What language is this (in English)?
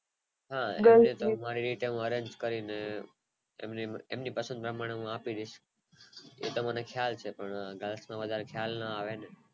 Gujarati